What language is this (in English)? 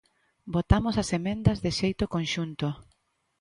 Galician